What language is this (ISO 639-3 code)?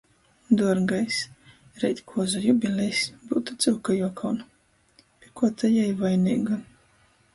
ltg